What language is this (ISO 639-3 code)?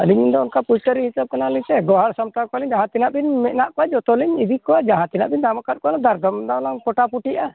sat